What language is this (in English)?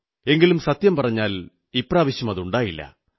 Malayalam